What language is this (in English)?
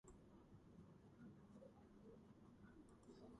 Georgian